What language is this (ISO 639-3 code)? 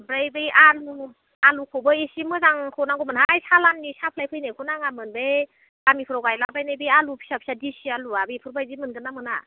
brx